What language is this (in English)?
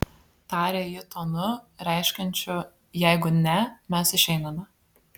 Lithuanian